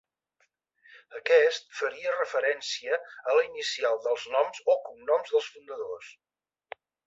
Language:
Catalan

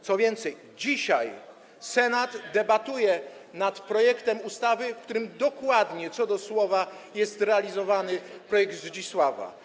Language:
Polish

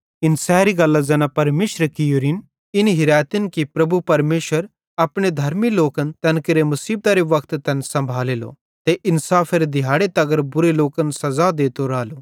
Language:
Bhadrawahi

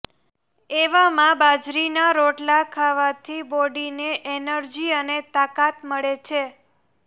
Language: Gujarati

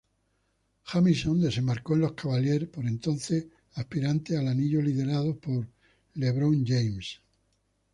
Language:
Spanish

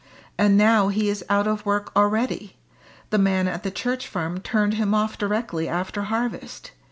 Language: English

